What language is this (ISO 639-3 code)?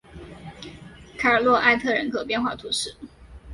zho